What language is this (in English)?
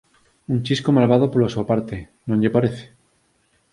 Galician